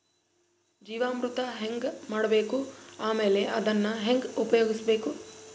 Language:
Kannada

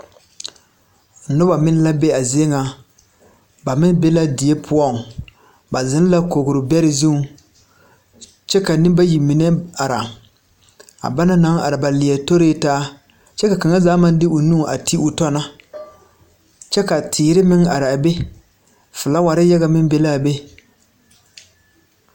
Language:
Southern Dagaare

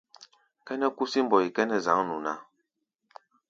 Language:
Gbaya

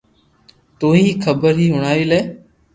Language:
Loarki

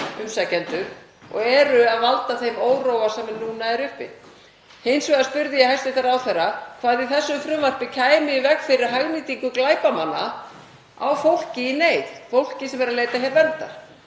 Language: Icelandic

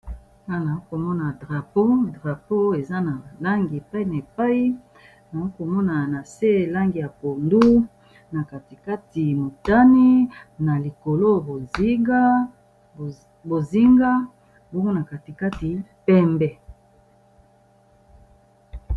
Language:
Lingala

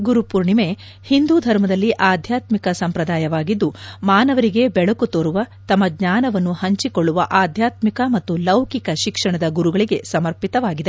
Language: Kannada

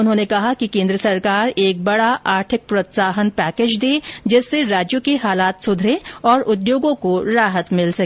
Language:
Hindi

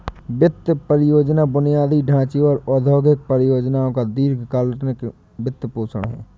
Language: Hindi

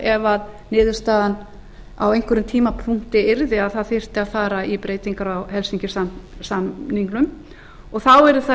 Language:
Icelandic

